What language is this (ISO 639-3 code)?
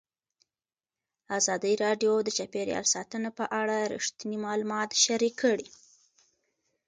pus